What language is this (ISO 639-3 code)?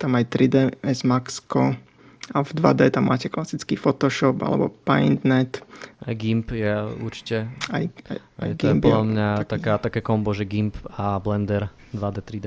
slk